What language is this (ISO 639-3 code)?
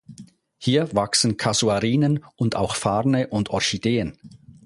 deu